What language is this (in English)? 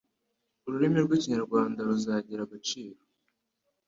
Kinyarwanda